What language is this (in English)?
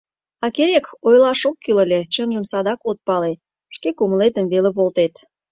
Mari